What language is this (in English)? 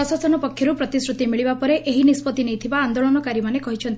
Odia